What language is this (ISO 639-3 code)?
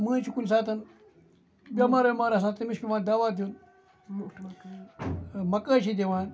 kas